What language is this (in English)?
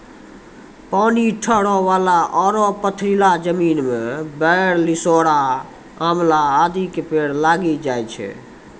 Maithili